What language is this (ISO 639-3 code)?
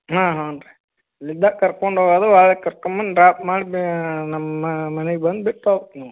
kan